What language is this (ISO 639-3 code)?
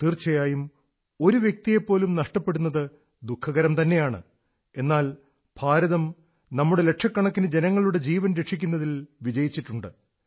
mal